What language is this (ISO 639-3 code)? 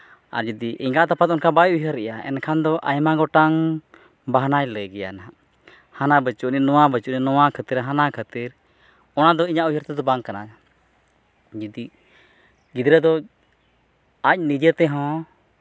sat